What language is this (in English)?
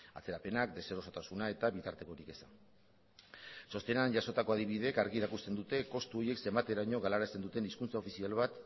Basque